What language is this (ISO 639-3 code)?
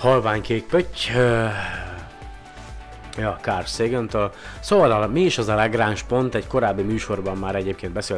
hun